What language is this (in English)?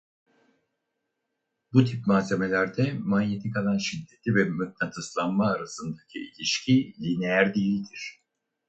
Turkish